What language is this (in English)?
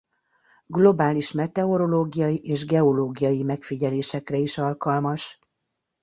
Hungarian